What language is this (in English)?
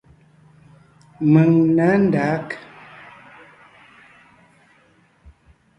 Ngiemboon